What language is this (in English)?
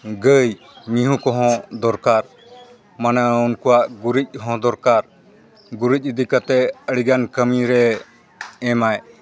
Santali